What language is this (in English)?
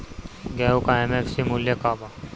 Bhojpuri